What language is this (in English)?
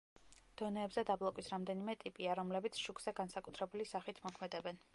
Georgian